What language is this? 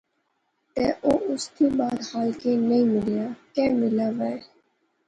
Pahari-Potwari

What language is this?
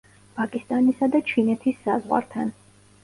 Georgian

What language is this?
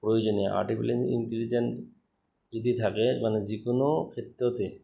Assamese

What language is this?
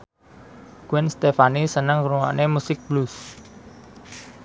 Javanese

